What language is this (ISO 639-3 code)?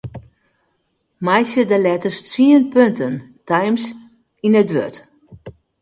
fry